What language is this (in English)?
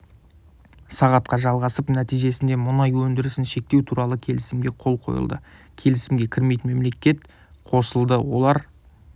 Kazakh